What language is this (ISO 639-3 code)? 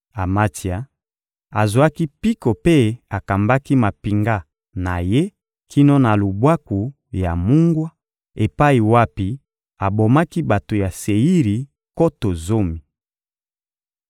lin